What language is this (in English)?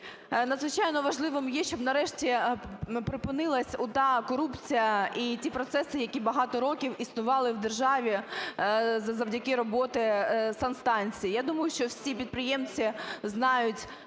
Ukrainian